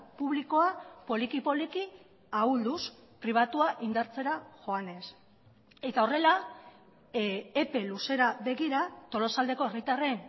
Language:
Basque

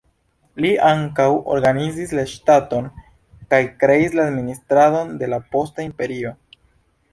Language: Esperanto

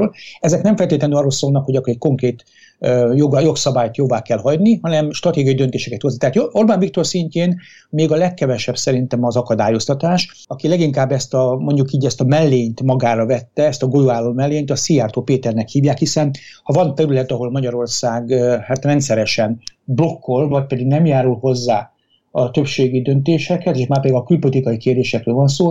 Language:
Hungarian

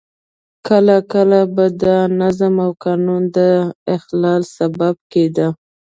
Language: Pashto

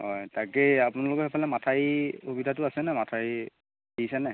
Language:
Assamese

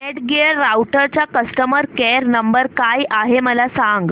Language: Marathi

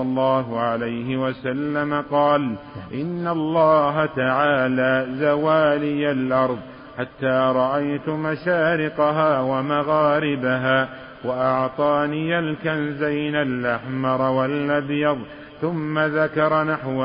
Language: Arabic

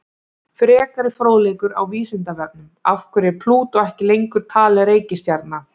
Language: Icelandic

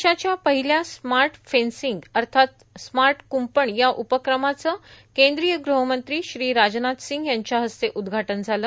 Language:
Marathi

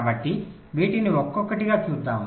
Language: Telugu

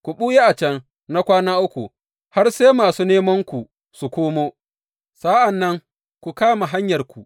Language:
Hausa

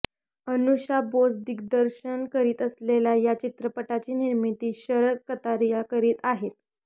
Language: Marathi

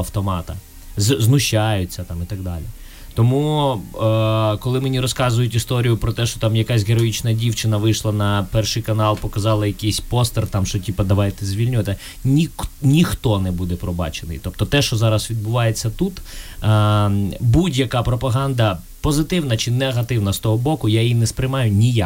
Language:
Ukrainian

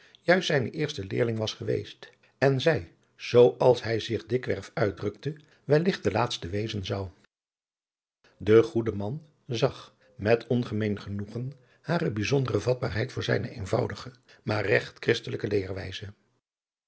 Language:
Dutch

